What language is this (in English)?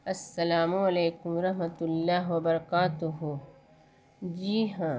Urdu